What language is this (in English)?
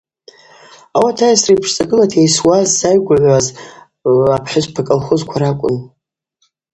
Abaza